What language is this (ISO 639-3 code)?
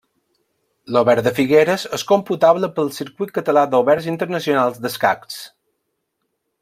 cat